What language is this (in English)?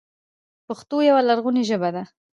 Pashto